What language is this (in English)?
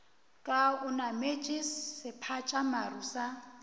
Northern Sotho